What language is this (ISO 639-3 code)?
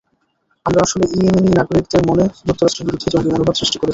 ben